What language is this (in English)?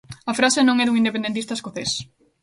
Galician